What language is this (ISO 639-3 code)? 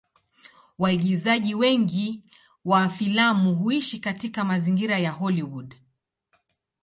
swa